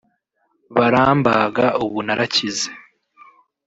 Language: Kinyarwanda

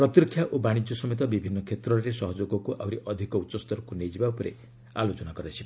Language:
Odia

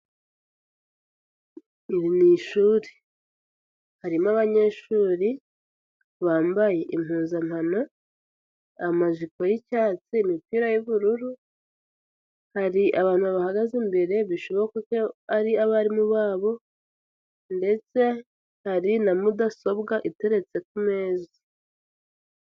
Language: Kinyarwanda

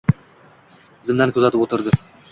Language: Uzbek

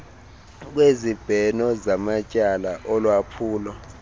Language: Xhosa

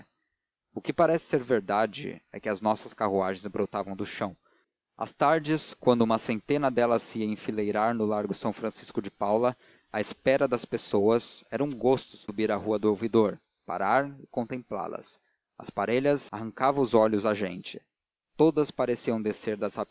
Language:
Portuguese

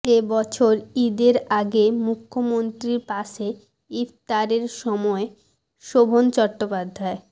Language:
Bangla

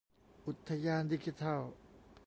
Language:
Thai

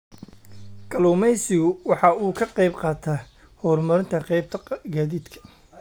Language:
Somali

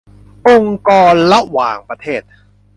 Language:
Thai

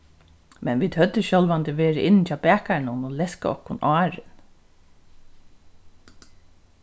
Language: Faroese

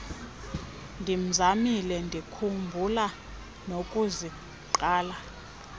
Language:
Xhosa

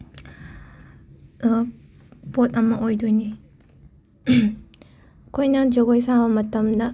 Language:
Manipuri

